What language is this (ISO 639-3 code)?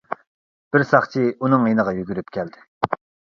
uig